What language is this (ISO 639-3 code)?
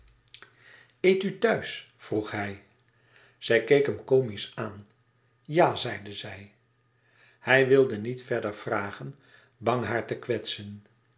nld